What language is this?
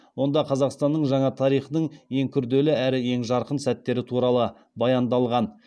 Kazakh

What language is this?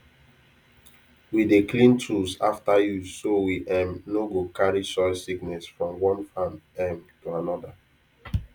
Nigerian Pidgin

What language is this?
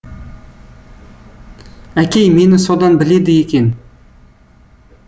Kazakh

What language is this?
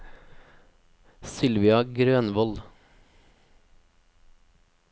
Norwegian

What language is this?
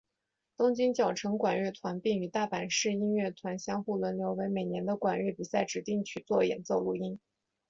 Chinese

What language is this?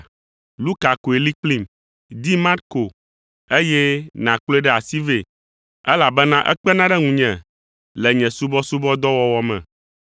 Ewe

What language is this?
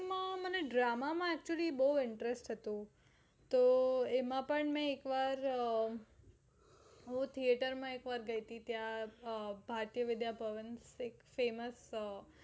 Gujarati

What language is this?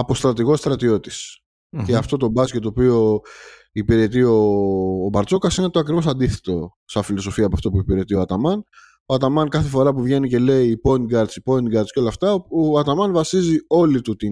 Greek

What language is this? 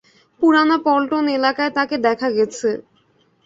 Bangla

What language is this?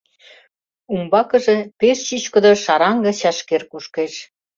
Mari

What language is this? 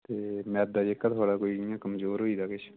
Dogri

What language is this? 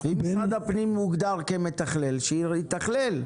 Hebrew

